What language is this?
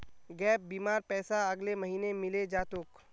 Magahi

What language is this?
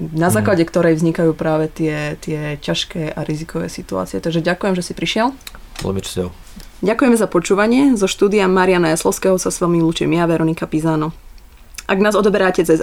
Slovak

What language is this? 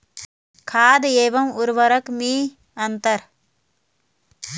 Hindi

